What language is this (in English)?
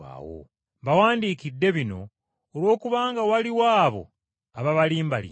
Ganda